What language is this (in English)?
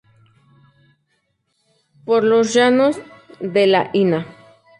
Spanish